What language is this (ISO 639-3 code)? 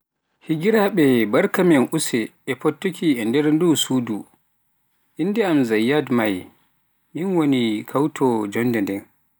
fuf